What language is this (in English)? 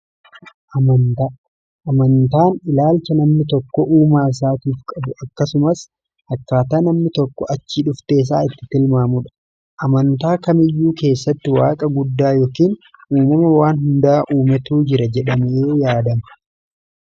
Oromo